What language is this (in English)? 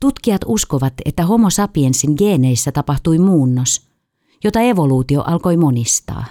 Finnish